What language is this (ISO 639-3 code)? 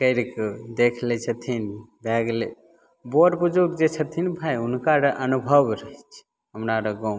mai